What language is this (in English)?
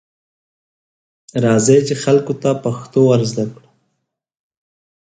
Pashto